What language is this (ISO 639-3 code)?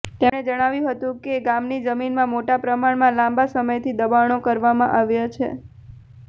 guj